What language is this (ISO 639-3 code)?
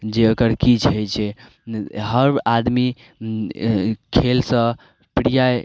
mai